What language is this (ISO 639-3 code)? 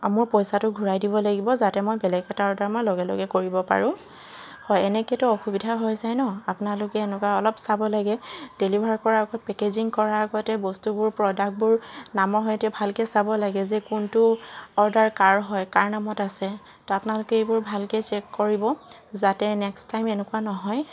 asm